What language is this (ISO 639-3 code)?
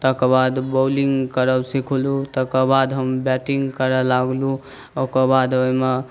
mai